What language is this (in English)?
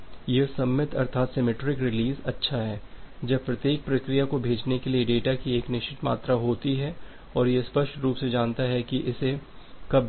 Hindi